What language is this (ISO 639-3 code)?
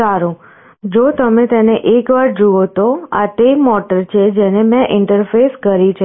guj